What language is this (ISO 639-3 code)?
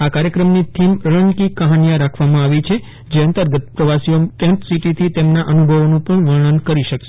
guj